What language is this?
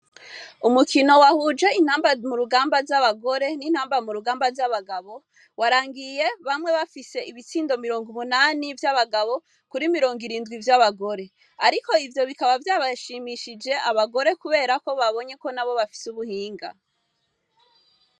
Rundi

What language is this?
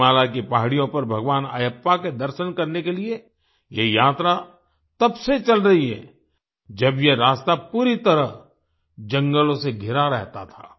Hindi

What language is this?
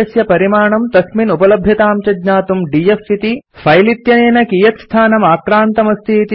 Sanskrit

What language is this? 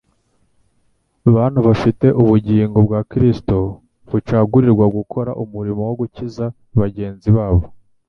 Kinyarwanda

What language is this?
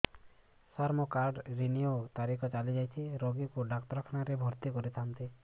Odia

